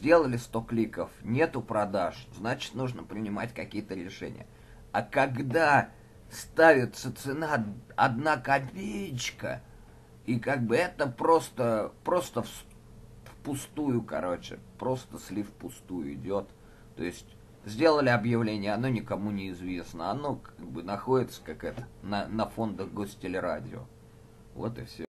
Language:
Russian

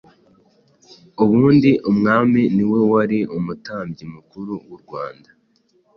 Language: Kinyarwanda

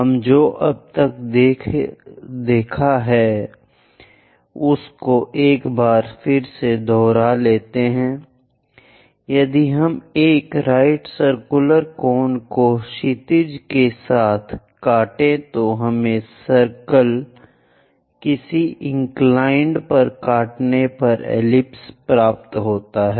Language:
Hindi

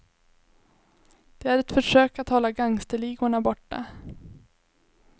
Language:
Swedish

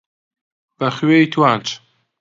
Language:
Central Kurdish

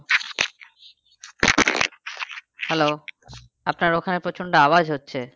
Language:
Bangla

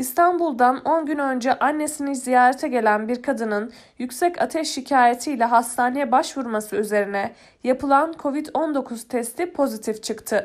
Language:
Turkish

